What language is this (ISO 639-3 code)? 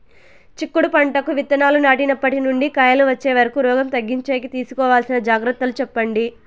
tel